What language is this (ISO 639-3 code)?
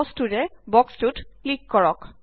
asm